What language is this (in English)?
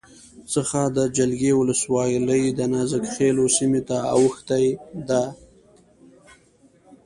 Pashto